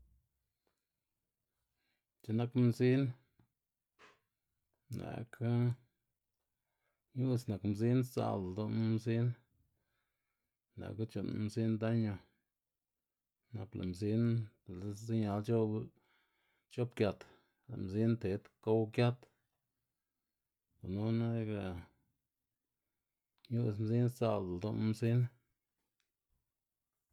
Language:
Xanaguía Zapotec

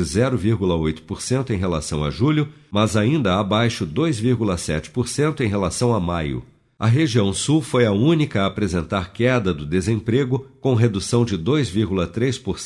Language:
Portuguese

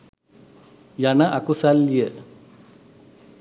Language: Sinhala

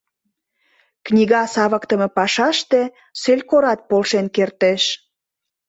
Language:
Mari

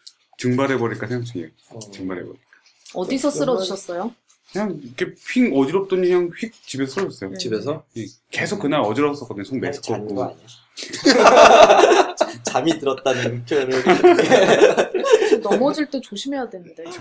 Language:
Korean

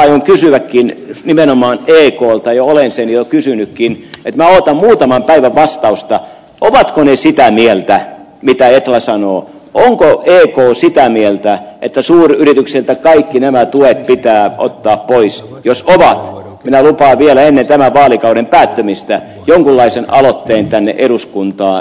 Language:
Finnish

